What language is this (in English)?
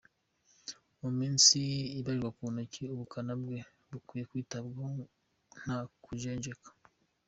Kinyarwanda